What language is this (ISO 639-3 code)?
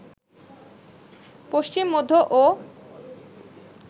ben